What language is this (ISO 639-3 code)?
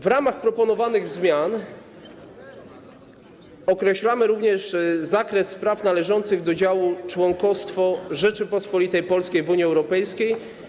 pol